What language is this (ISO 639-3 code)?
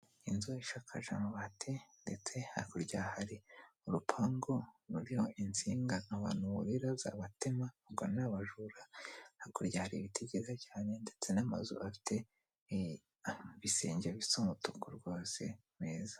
kin